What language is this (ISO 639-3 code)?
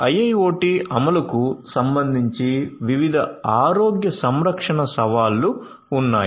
tel